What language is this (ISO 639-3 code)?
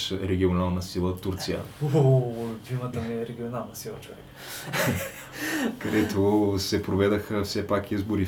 bul